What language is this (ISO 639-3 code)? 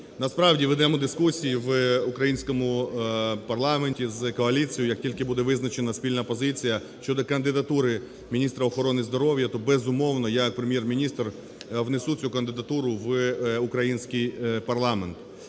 ukr